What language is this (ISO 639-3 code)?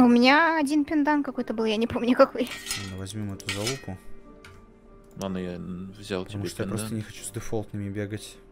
rus